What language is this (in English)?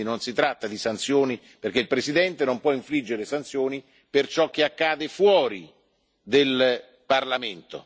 Italian